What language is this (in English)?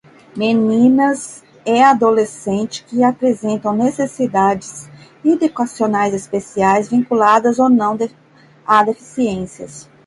Portuguese